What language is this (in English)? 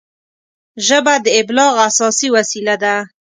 Pashto